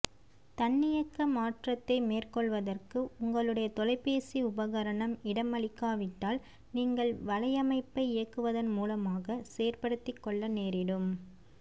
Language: Tamil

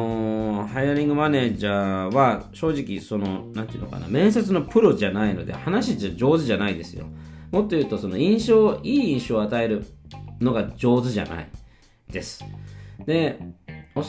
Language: Japanese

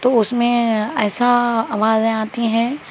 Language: Urdu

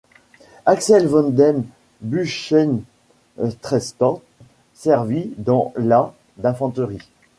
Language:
French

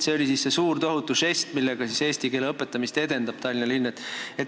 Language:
Estonian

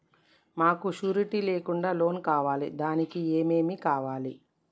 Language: Telugu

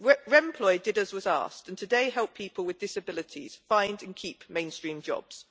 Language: English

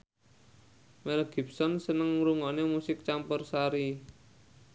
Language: Javanese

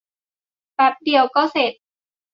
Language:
Thai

